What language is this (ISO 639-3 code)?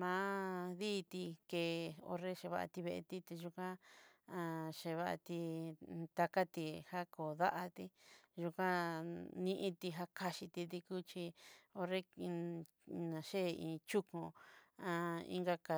mxy